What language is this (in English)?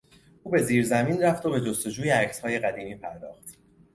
Persian